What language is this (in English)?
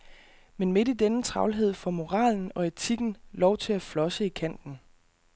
Danish